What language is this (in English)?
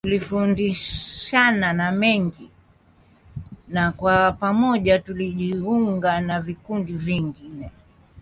Swahili